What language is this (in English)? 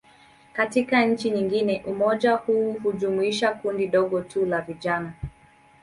Swahili